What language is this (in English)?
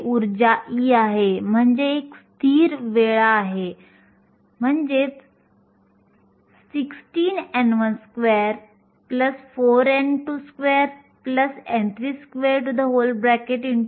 Marathi